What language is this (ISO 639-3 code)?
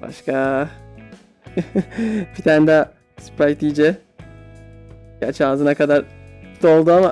tur